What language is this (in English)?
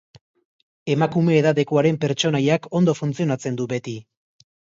Basque